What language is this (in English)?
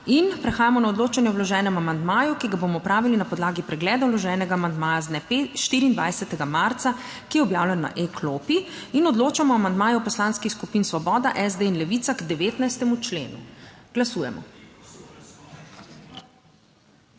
Slovenian